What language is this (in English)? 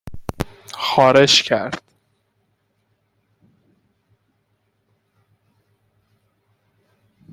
Persian